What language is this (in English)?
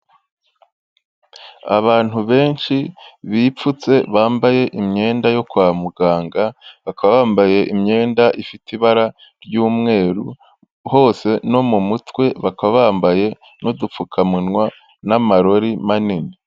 Kinyarwanda